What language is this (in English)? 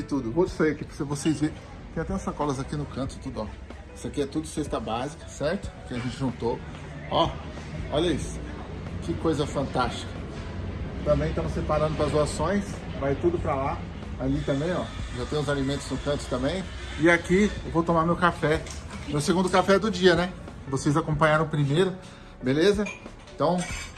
Portuguese